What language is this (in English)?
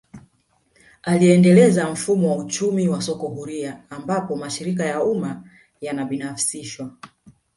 Swahili